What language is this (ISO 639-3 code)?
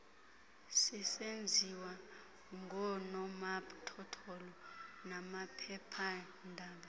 xho